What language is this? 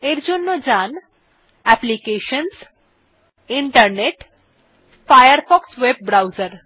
Bangla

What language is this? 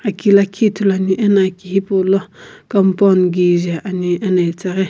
Sumi Naga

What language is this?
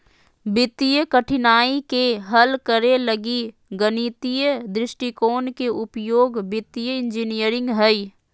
Magahi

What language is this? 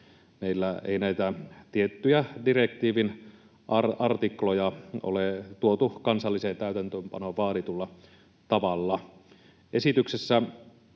Finnish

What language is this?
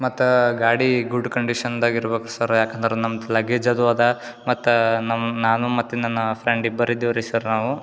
Kannada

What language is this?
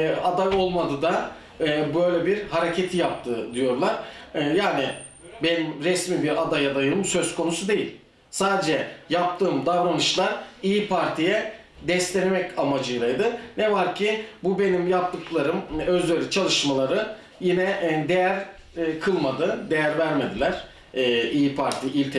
Turkish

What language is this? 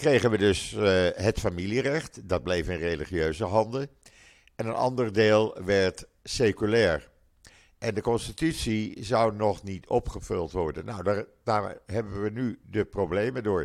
Dutch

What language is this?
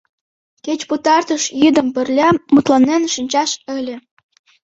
Mari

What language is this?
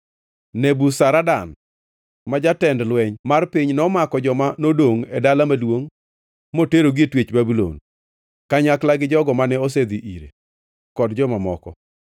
Luo (Kenya and Tanzania)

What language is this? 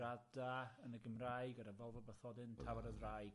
Welsh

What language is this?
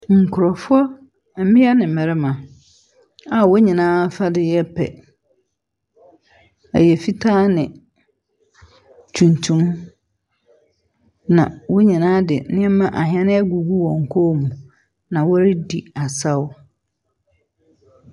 Akan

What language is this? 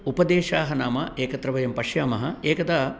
Sanskrit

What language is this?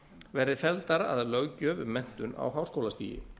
Icelandic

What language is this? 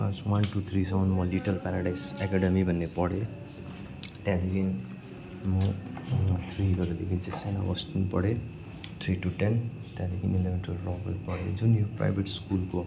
Nepali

